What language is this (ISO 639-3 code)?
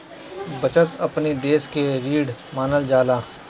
bho